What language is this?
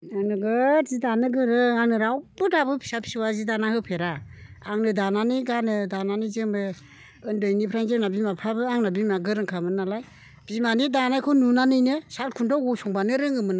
Bodo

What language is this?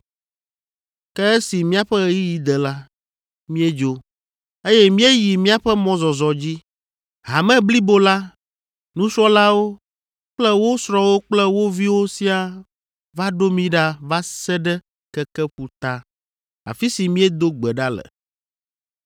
Ewe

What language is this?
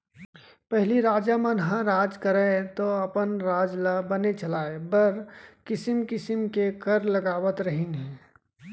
Chhattisgarhi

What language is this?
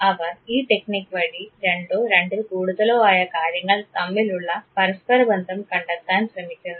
Malayalam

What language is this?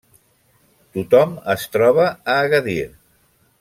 Catalan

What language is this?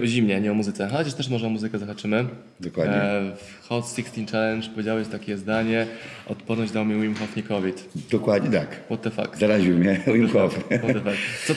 Polish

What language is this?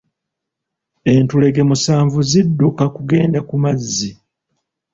Ganda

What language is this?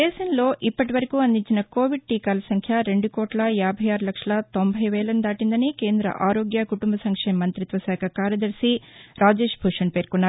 Telugu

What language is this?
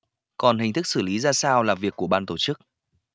Vietnamese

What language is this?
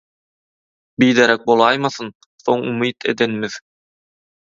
Turkmen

